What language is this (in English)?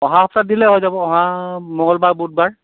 Assamese